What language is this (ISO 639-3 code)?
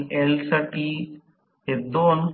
mar